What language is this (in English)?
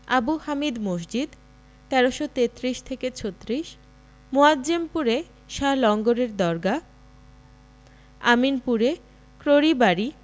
Bangla